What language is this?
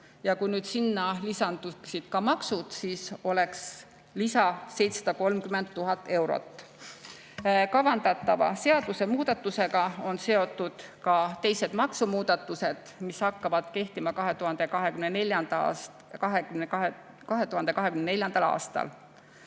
Estonian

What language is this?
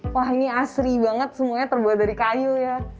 Indonesian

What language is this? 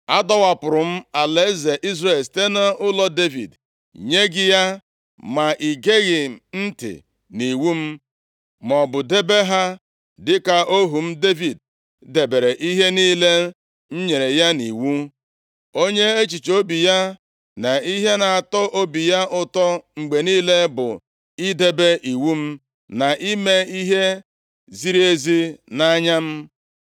Igbo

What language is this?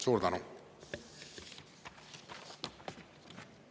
Estonian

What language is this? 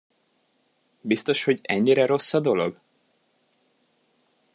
Hungarian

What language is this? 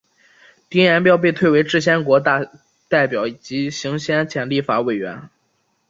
Chinese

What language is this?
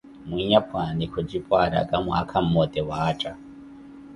Koti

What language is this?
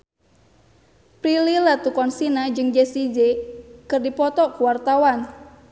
Sundanese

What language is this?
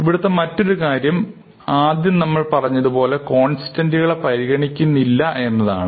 Malayalam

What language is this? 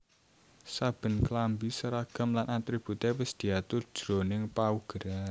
Javanese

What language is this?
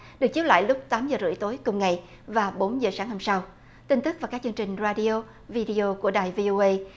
Vietnamese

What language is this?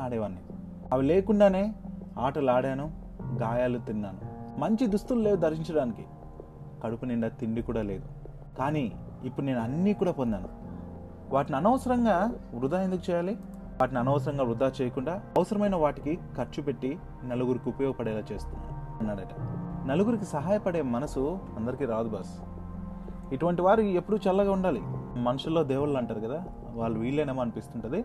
Telugu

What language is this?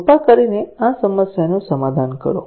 Gujarati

